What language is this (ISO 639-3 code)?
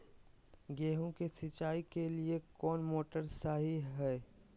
mag